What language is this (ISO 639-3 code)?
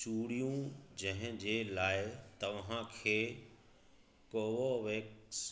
snd